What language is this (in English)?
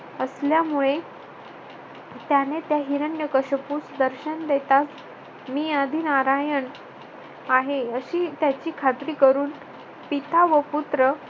Marathi